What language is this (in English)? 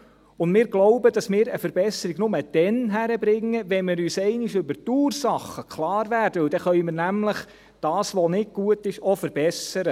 Swiss German